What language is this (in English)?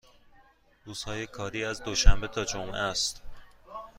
Persian